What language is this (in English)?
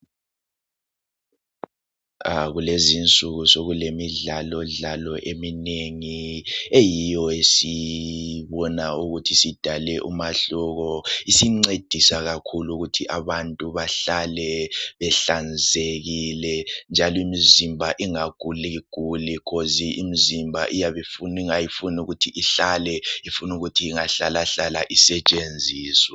North Ndebele